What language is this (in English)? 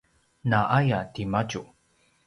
Paiwan